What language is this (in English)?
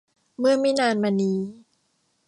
Thai